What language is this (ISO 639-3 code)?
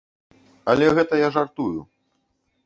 bel